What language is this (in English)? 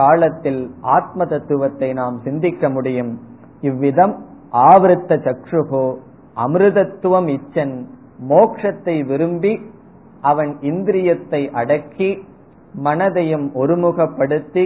Tamil